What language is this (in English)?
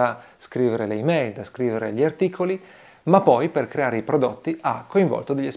Italian